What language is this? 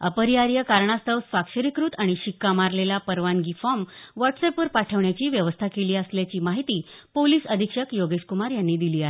Marathi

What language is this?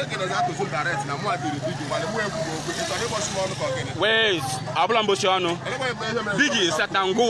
English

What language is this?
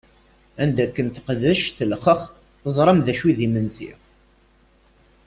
Kabyle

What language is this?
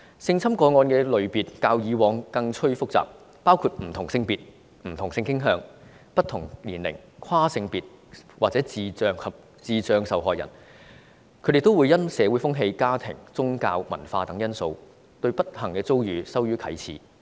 Cantonese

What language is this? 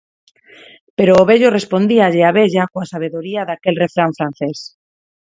Galician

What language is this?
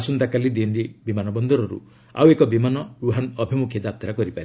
Odia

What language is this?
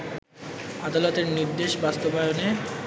Bangla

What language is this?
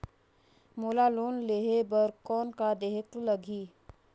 Chhattisgarhi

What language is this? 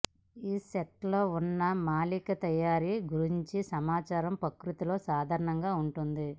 Telugu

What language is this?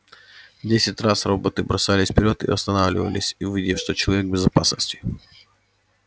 Russian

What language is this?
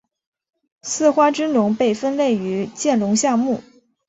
Chinese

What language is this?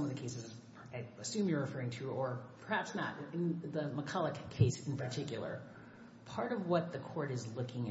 English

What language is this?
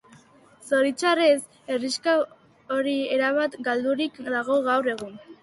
Basque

